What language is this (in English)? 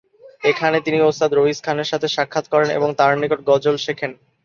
Bangla